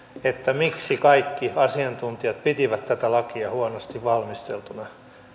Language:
Finnish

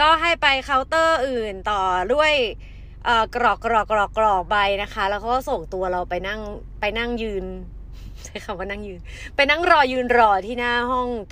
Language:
Thai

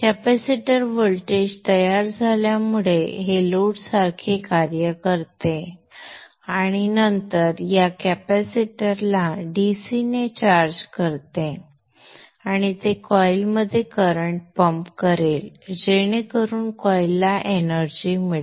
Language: Marathi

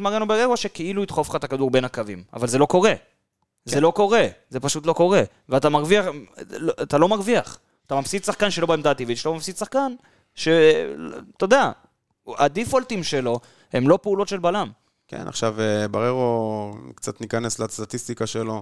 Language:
Hebrew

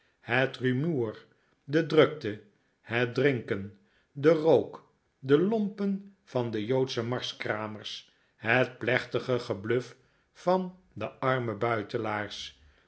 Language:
Dutch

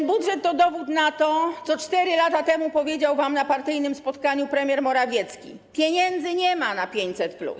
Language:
Polish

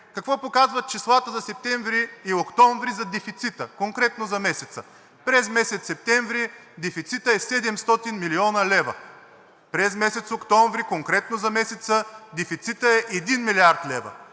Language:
Bulgarian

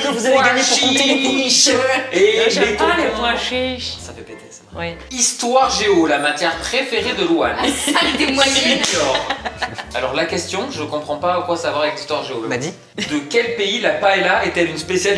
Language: French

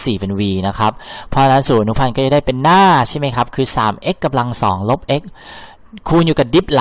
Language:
Thai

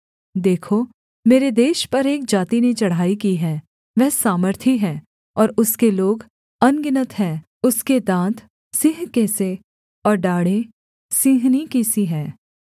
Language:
Hindi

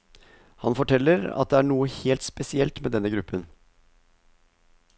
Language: Norwegian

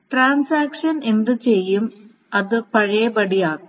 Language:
Malayalam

